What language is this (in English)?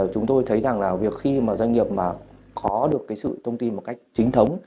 Vietnamese